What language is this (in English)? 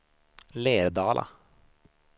Swedish